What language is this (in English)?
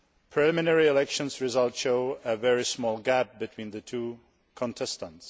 English